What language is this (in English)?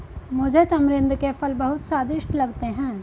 Hindi